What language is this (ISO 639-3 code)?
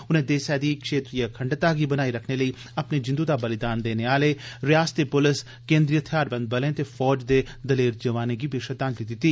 doi